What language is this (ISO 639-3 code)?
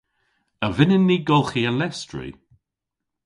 cor